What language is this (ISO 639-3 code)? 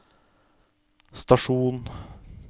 nor